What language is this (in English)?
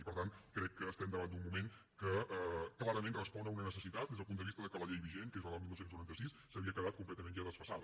Catalan